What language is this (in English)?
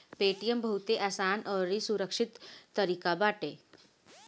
Bhojpuri